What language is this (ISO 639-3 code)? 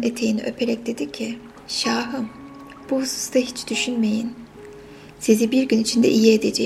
tur